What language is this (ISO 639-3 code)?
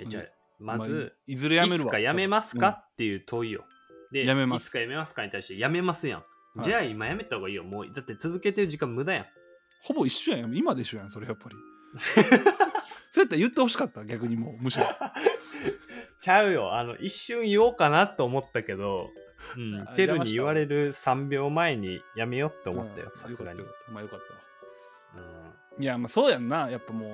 jpn